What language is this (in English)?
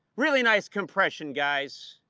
English